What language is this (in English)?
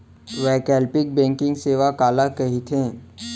Chhattisgarhi